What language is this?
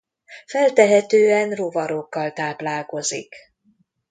Hungarian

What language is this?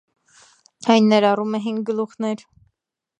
Armenian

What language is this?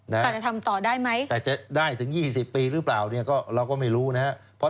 Thai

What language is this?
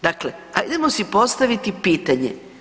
Croatian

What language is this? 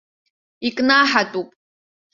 Abkhazian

